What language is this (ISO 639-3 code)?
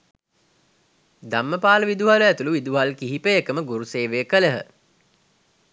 sin